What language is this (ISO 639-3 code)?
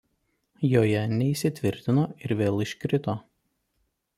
lit